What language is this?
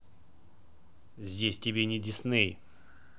Russian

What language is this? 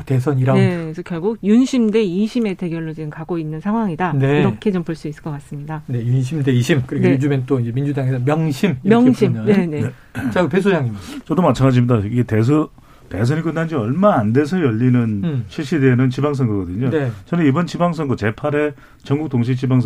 Korean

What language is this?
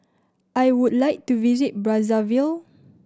English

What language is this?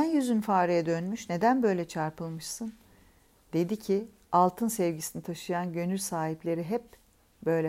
Turkish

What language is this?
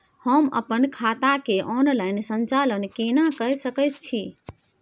Maithili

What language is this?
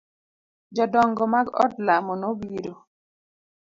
Luo (Kenya and Tanzania)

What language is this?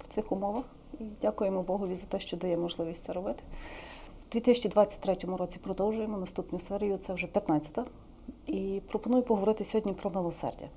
Ukrainian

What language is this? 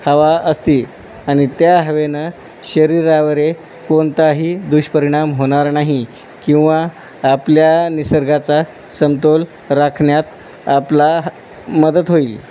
Marathi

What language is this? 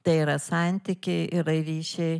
Lithuanian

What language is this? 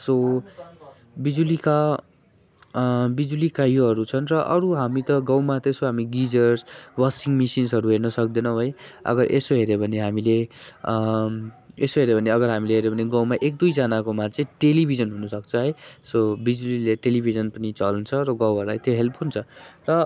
Nepali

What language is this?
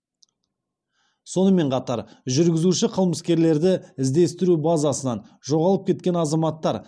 Kazakh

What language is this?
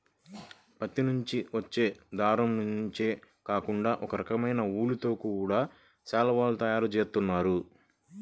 Telugu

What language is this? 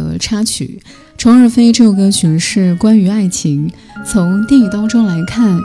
Chinese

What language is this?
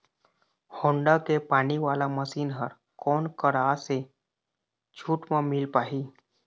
Chhattisgarhi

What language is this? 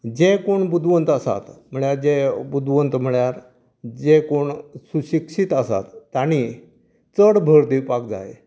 Konkani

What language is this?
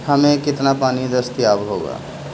Urdu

